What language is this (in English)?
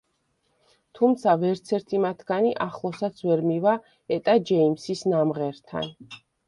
Georgian